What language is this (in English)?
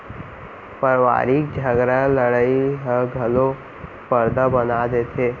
Chhattisgarhi